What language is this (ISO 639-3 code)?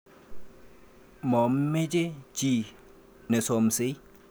kln